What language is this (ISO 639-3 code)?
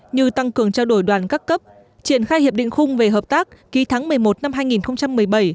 vie